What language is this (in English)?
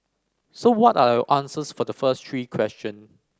English